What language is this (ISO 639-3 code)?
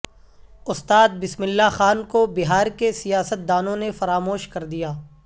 urd